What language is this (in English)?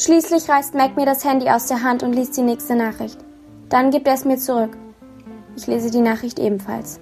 German